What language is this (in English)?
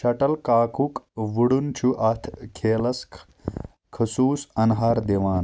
Kashmiri